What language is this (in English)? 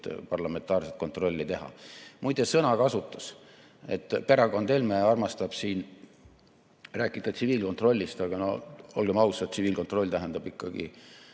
Estonian